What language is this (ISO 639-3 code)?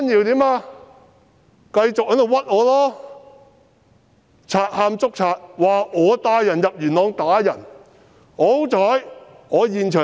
yue